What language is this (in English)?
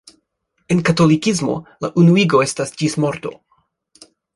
Esperanto